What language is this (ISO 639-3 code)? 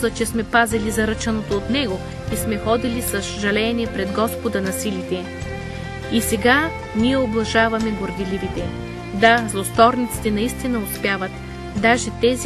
bul